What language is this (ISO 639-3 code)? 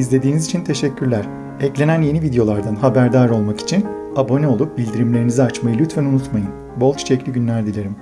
tur